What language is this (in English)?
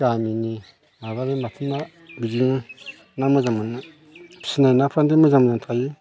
Bodo